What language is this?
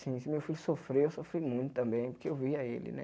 Portuguese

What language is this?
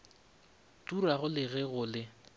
Northern Sotho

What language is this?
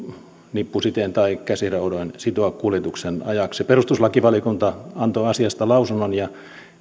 Finnish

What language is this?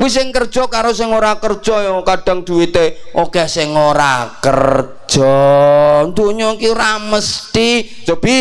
Indonesian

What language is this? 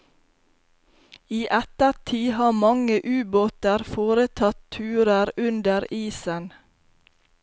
Norwegian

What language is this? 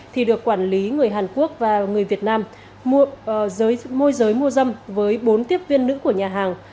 Vietnamese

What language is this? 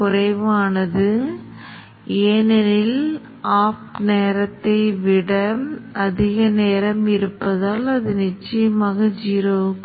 Tamil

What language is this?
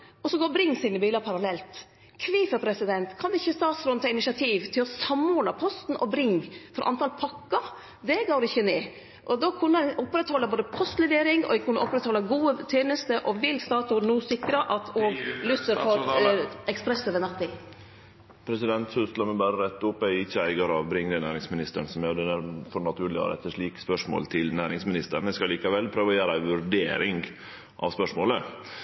Norwegian Nynorsk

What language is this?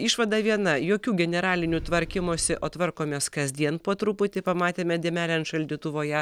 Lithuanian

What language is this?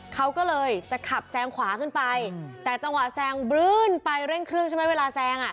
Thai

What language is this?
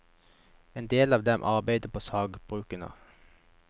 Norwegian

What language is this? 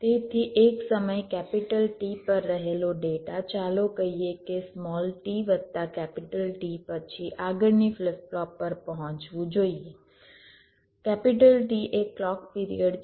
Gujarati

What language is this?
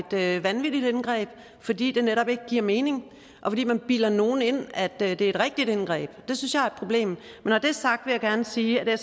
Danish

